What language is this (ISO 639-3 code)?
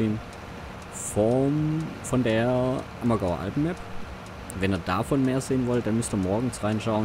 deu